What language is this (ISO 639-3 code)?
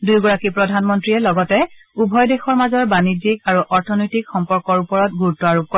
asm